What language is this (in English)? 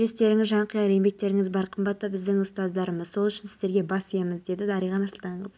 Kazakh